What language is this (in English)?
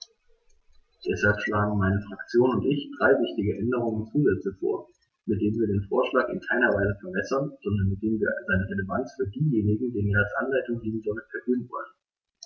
German